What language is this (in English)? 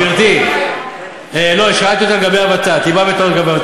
Hebrew